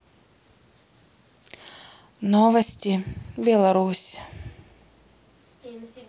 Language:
Russian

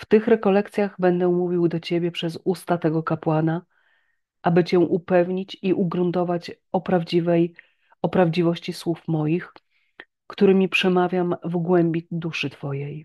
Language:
Polish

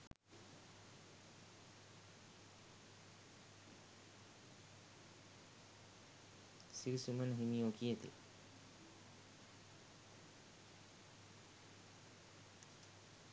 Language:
Sinhala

